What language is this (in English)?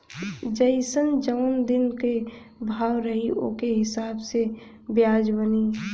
Bhojpuri